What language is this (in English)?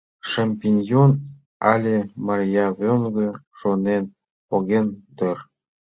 Mari